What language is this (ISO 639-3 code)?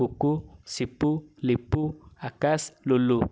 ori